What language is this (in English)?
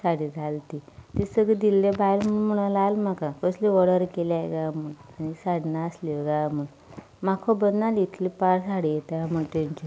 Konkani